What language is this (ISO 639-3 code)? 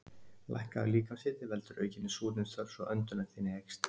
isl